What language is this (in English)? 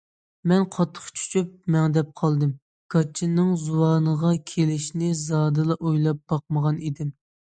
Uyghur